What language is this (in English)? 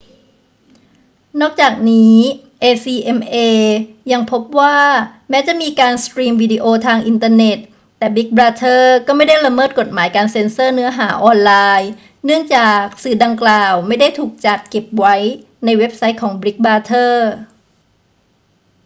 Thai